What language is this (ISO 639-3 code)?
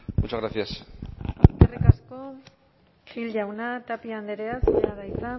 eus